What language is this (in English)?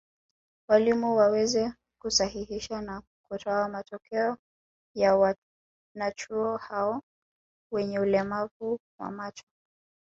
Swahili